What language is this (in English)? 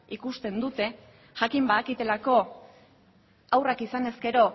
Basque